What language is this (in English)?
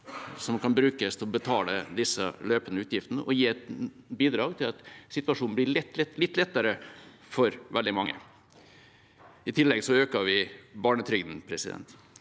Norwegian